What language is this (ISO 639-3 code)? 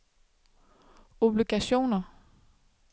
dan